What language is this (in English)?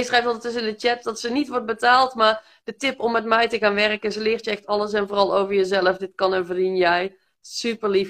Dutch